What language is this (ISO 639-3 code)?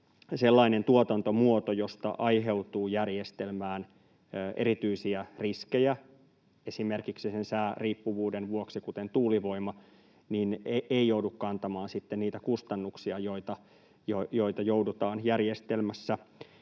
fin